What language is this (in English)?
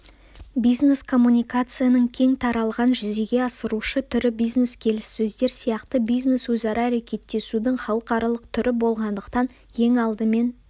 Kazakh